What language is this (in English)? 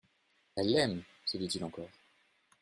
French